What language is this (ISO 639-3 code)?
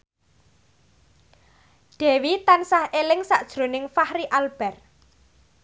jav